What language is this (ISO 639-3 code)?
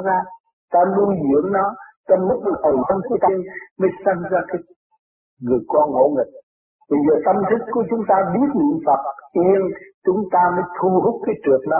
vie